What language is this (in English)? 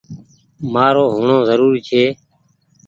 Goaria